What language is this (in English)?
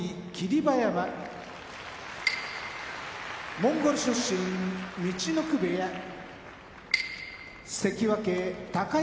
Japanese